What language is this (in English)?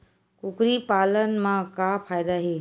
Chhattisgarhi